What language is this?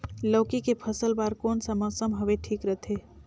Chhattisgarhi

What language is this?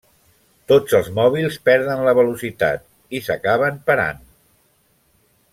Catalan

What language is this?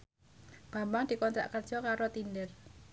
Javanese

